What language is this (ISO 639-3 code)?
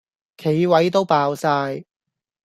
yue